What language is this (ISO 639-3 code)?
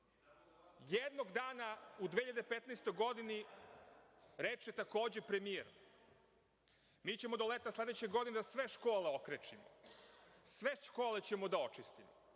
srp